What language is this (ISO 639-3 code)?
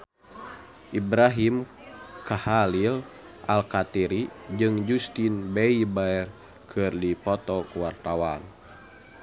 sun